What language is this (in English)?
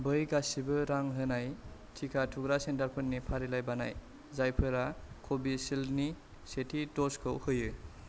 Bodo